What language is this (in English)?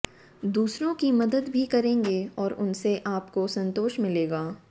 Hindi